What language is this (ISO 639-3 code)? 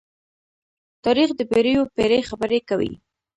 pus